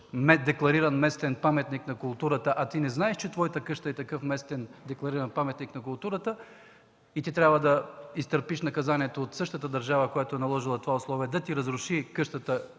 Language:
Bulgarian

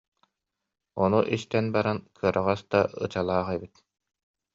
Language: Yakut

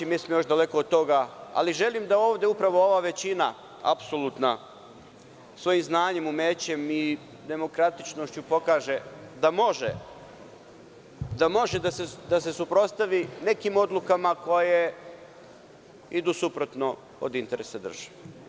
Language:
Serbian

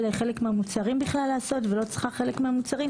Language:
Hebrew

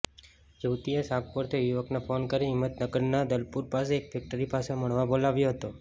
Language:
Gujarati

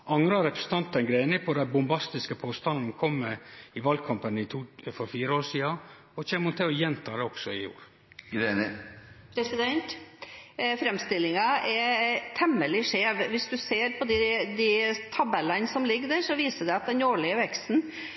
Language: Norwegian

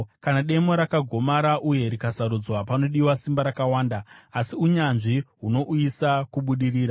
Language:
Shona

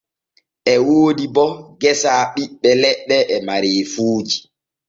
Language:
Borgu Fulfulde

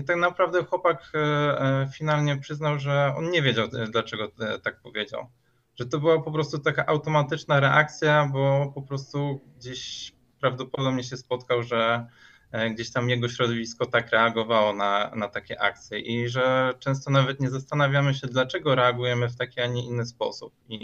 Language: Polish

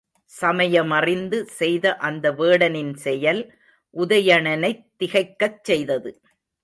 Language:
Tamil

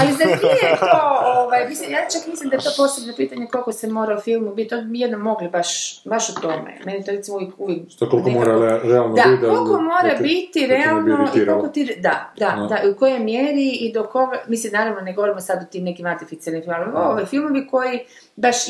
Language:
Croatian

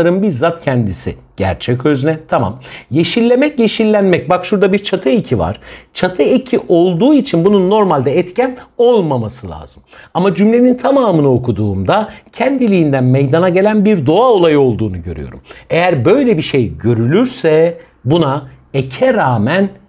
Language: Turkish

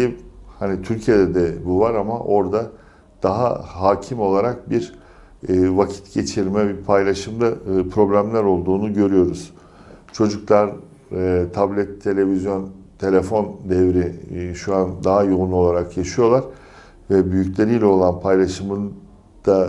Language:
Turkish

